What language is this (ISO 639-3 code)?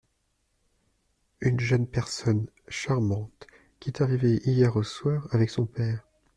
fra